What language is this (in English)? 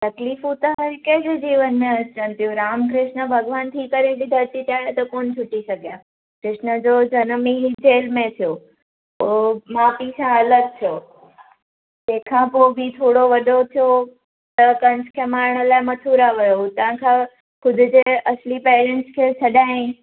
Sindhi